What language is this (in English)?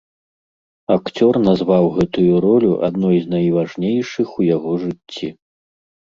Belarusian